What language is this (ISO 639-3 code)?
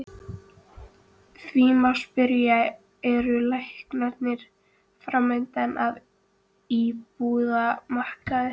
isl